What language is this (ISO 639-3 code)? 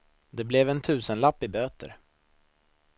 swe